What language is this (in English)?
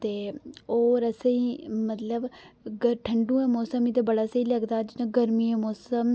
Dogri